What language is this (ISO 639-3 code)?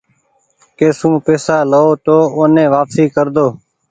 gig